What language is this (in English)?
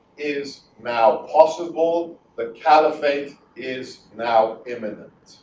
English